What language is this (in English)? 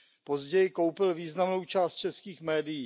Czech